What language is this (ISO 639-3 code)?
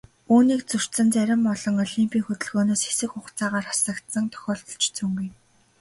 mon